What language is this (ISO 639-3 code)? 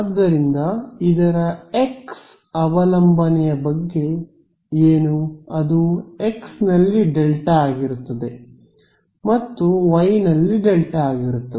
kan